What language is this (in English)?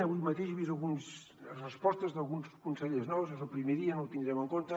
Catalan